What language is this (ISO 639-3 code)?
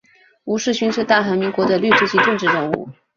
zho